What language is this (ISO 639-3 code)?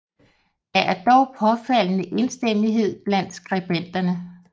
dan